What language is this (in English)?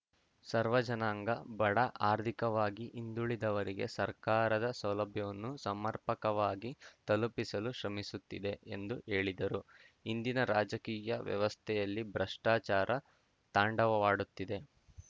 Kannada